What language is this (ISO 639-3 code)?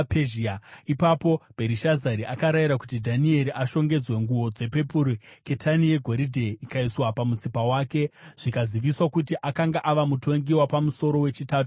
sna